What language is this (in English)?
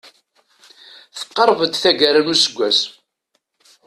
Kabyle